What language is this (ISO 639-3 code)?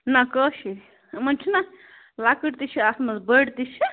kas